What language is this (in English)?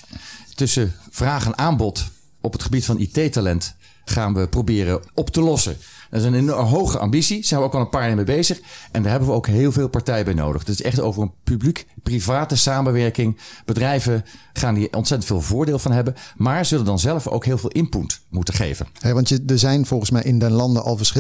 Dutch